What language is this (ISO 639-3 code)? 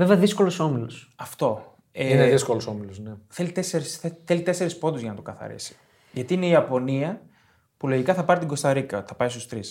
ell